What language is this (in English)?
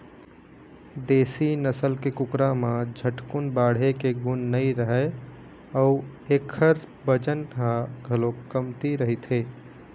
Chhattisgarhi